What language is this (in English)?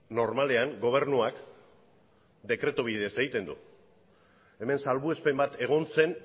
Basque